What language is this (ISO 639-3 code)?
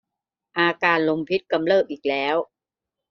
tha